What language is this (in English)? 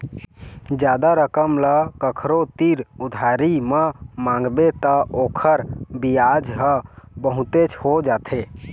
Chhattisgarhi